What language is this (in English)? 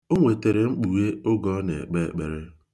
Igbo